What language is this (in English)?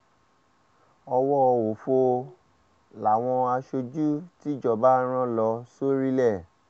Yoruba